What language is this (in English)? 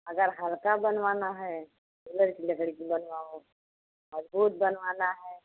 Hindi